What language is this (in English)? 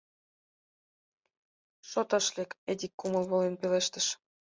Mari